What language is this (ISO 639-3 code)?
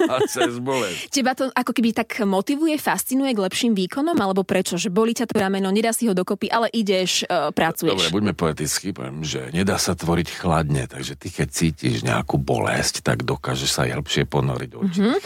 slk